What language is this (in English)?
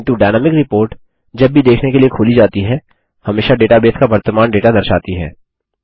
Hindi